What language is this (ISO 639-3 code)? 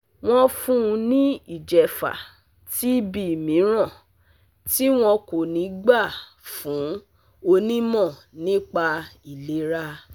yor